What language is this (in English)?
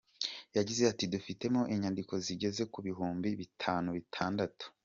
Kinyarwanda